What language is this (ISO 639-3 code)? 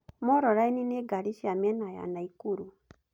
kik